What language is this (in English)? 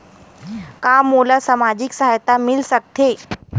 Chhattisgarhi